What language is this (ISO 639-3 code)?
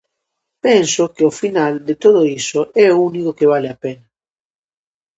glg